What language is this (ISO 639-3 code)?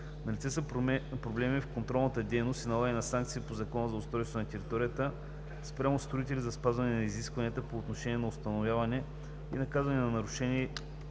bul